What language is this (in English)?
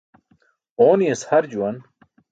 Burushaski